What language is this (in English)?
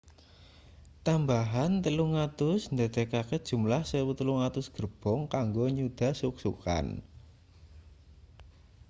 Javanese